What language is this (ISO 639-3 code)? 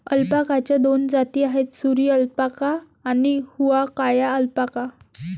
mar